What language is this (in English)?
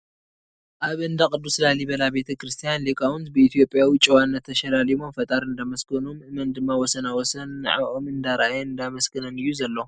Tigrinya